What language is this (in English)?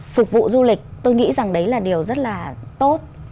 Vietnamese